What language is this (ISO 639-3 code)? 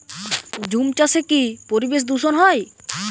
ben